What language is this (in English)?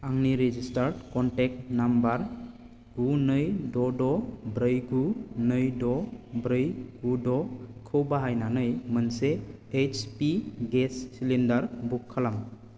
Bodo